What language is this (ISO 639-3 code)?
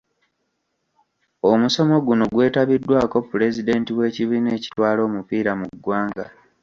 lug